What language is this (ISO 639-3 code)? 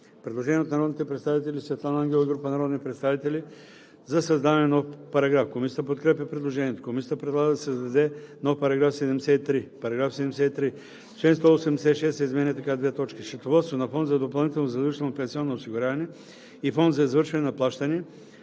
bul